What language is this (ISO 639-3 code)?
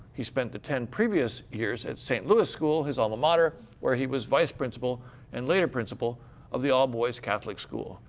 eng